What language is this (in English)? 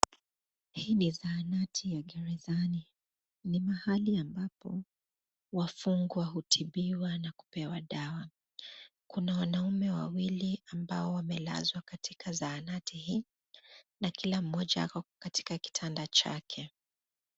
Swahili